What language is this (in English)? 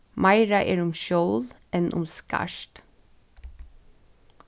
Faroese